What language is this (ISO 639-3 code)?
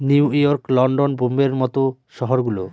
ben